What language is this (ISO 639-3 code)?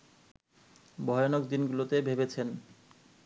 ben